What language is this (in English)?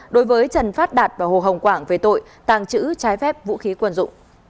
Vietnamese